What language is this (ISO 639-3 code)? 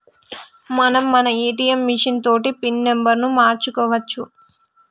tel